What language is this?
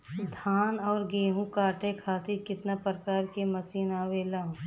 Bhojpuri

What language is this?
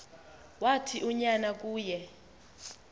Xhosa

